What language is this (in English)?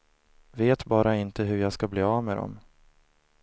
Swedish